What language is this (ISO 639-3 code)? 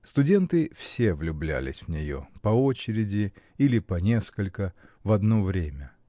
rus